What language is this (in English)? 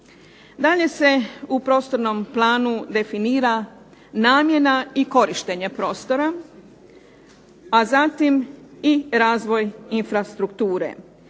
Croatian